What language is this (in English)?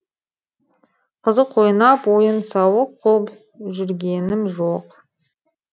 Kazakh